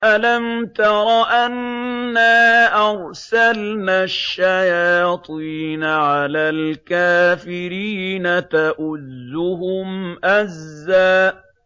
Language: Arabic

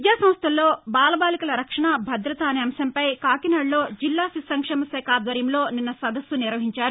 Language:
Telugu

